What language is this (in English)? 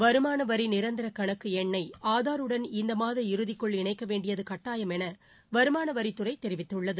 Tamil